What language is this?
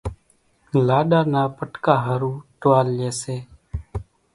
Kachi Koli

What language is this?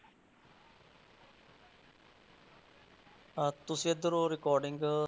Punjabi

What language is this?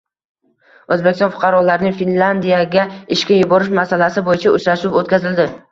Uzbek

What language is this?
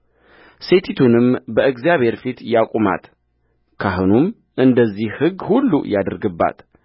Amharic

